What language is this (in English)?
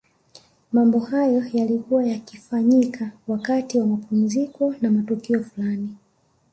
Swahili